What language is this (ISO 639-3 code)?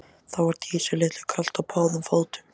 isl